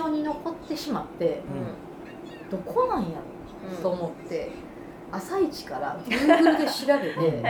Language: Japanese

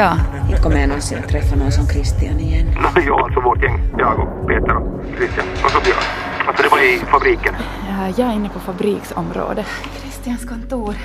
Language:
Swedish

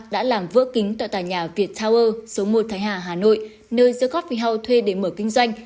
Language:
Vietnamese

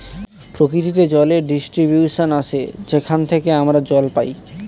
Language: Bangla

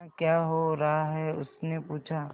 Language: Hindi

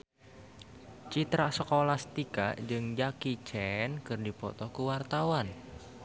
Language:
Sundanese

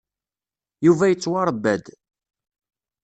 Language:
Kabyle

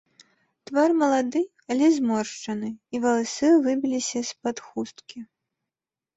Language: Belarusian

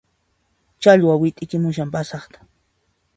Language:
Puno Quechua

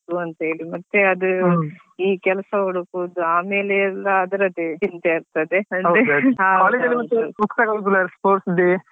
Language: Kannada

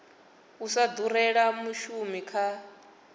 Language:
Venda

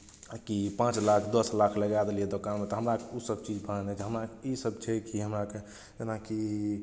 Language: Maithili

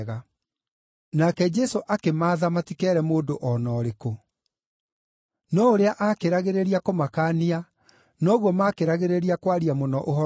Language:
Kikuyu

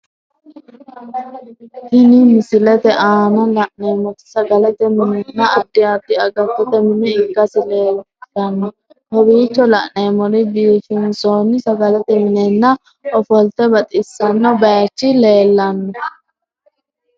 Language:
Sidamo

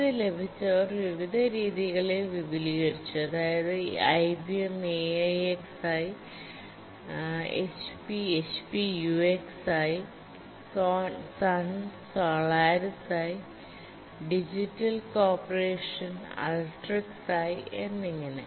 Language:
Malayalam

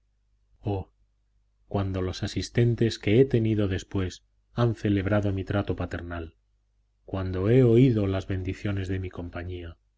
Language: Spanish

